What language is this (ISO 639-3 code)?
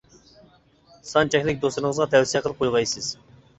uig